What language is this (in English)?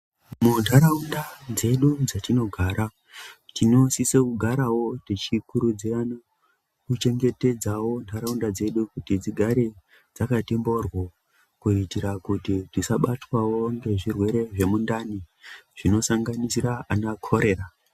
Ndau